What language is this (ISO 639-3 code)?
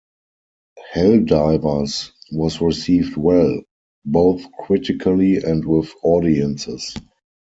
eng